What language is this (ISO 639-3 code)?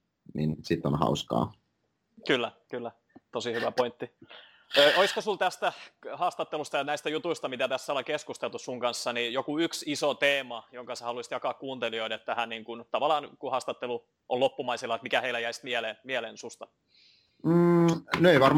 fin